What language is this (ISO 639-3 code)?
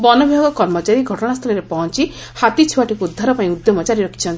ori